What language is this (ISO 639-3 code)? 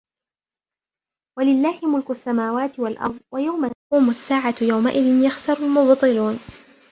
ara